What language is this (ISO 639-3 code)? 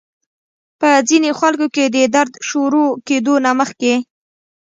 pus